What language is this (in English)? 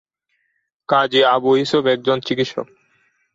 Bangla